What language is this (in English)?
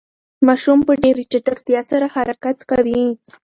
Pashto